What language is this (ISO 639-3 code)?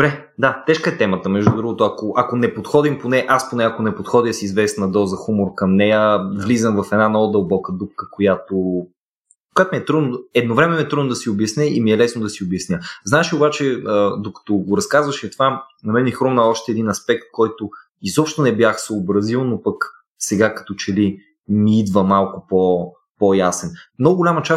bul